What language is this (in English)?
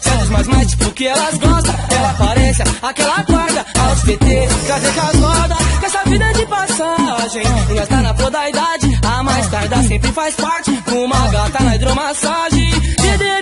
Romanian